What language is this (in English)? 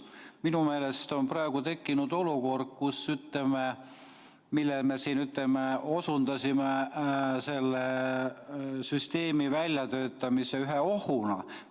Estonian